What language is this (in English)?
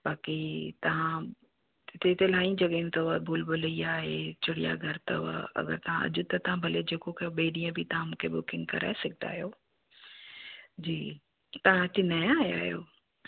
Sindhi